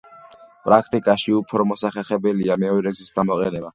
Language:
Georgian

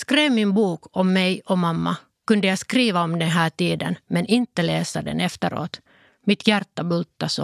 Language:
Swedish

